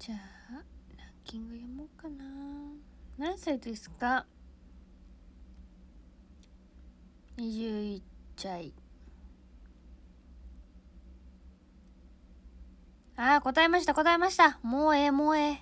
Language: Japanese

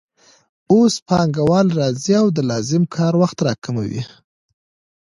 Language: Pashto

